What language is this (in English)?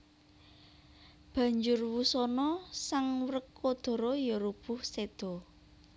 Javanese